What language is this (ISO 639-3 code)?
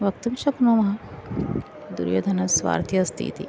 san